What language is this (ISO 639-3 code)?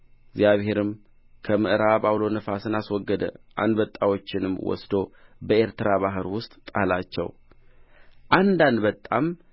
amh